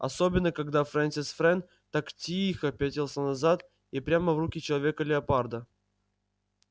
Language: Russian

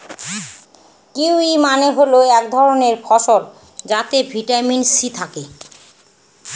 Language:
Bangla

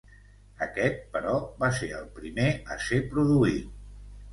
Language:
Catalan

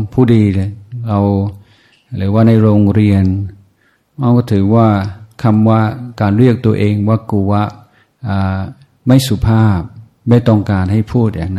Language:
Thai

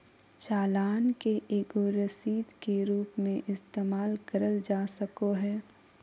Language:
Magahi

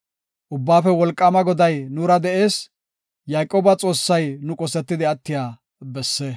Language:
Gofa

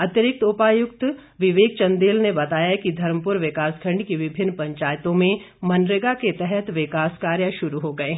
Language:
Hindi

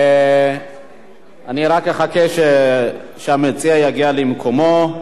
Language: Hebrew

